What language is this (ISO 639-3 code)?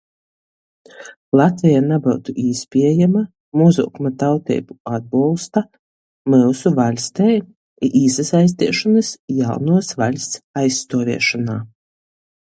ltg